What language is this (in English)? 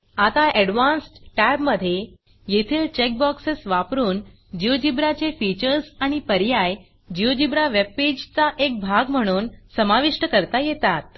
Marathi